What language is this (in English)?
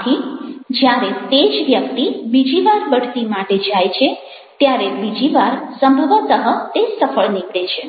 Gujarati